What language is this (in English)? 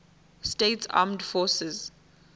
Venda